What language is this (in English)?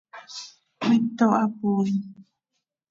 Seri